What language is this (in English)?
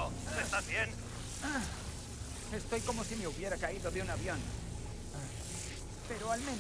Spanish